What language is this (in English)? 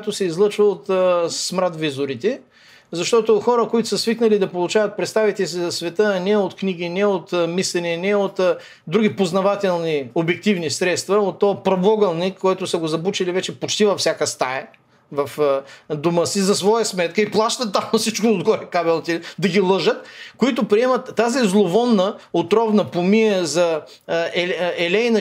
Bulgarian